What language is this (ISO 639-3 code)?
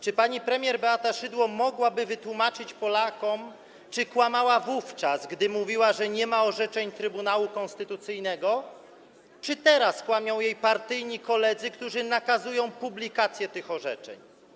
pol